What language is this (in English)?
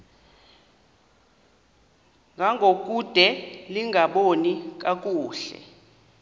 Xhosa